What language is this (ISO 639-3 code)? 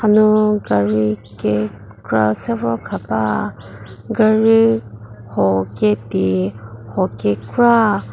njm